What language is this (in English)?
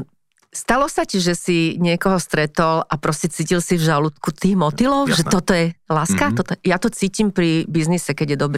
Slovak